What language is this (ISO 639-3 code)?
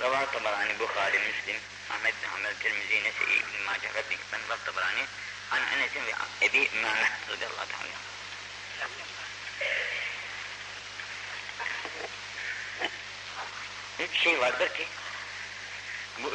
tur